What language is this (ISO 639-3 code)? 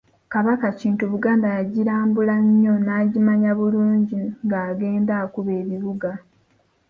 lug